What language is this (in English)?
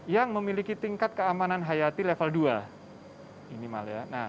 Indonesian